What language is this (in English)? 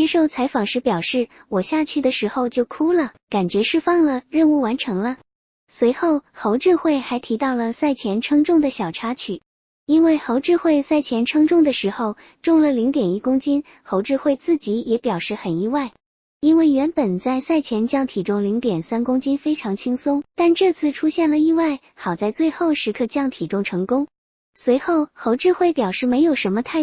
Chinese